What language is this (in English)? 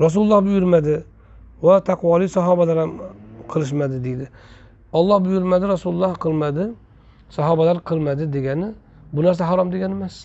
Turkish